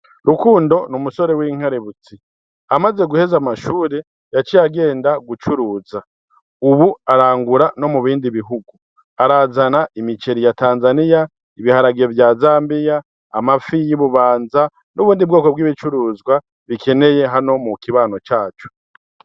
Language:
Rundi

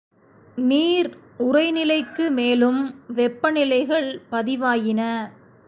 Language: Tamil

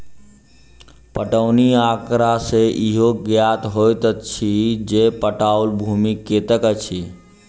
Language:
Maithili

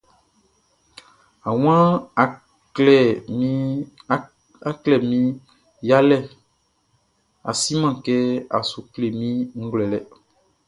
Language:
Baoulé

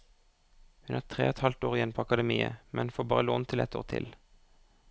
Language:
Norwegian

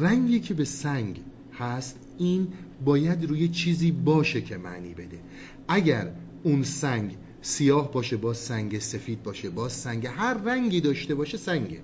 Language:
Persian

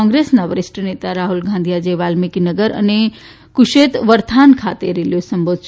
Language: Gujarati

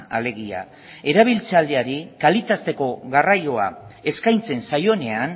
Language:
Basque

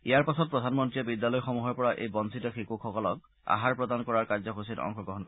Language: Assamese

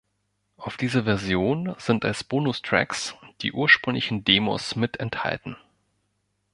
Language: German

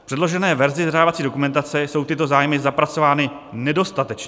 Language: Czech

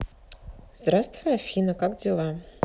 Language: Russian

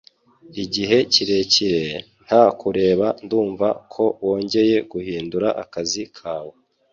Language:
Kinyarwanda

